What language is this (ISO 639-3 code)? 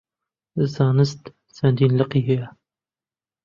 ckb